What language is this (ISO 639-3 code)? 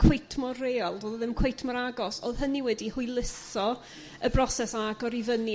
cym